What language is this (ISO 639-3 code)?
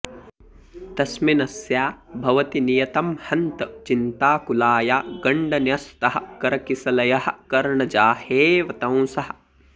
san